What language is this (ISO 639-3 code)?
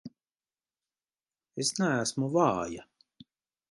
lav